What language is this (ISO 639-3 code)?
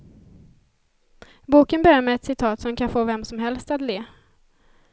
swe